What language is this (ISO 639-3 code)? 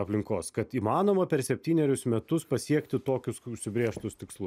lit